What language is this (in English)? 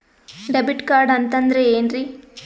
Kannada